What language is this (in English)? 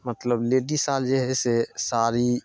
Maithili